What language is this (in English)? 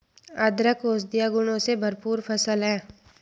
Hindi